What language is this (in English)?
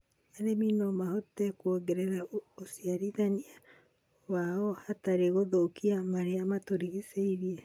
Kikuyu